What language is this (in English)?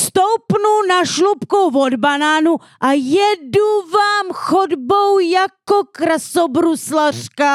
Czech